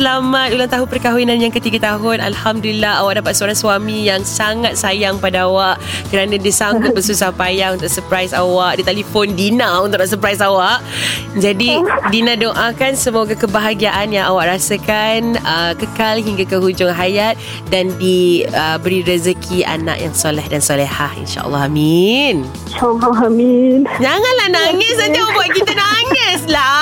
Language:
Malay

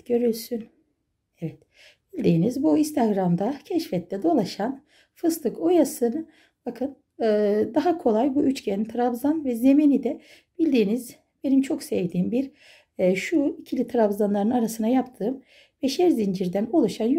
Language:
Turkish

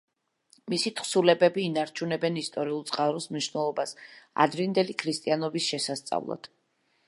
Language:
Georgian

